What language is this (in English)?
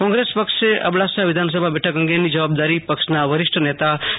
Gujarati